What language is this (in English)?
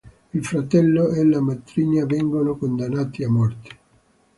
Italian